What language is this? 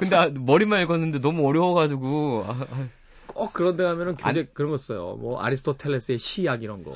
Korean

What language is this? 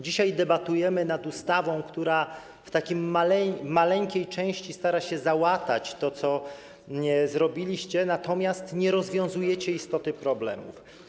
Polish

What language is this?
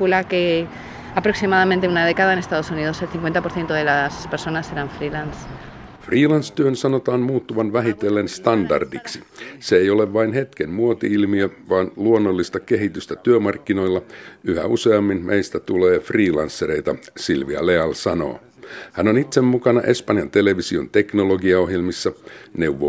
Finnish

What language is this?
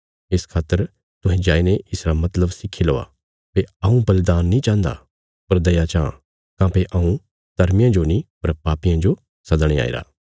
Bilaspuri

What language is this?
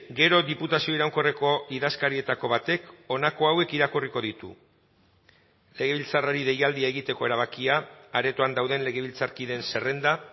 Basque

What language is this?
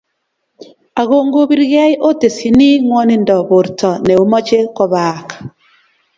Kalenjin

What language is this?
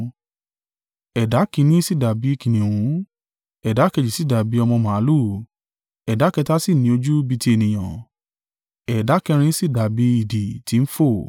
Yoruba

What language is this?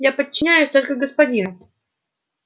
Russian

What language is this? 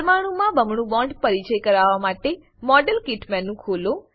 Gujarati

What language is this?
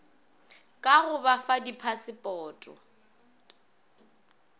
Northern Sotho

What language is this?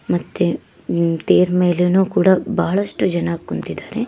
Kannada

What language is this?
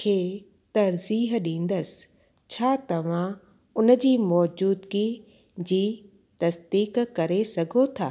Sindhi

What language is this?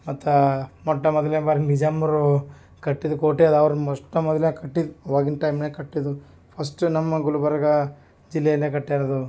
Kannada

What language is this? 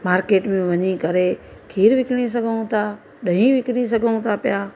Sindhi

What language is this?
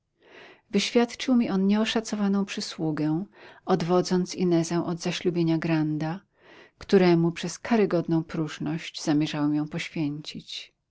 Polish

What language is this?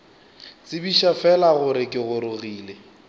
Northern Sotho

